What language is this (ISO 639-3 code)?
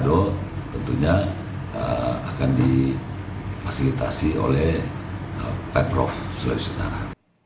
ind